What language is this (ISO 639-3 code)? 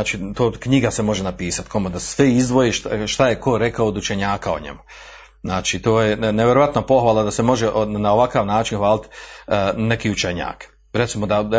hrv